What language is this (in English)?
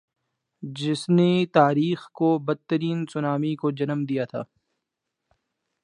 Urdu